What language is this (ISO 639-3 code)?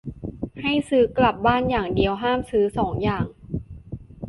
tha